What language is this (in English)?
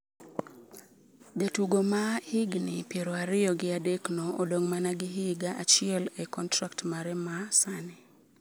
Luo (Kenya and Tanzania)